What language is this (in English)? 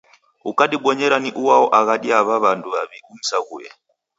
Taita